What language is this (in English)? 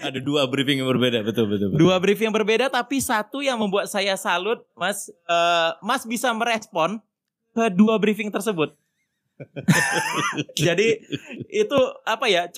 Indonesian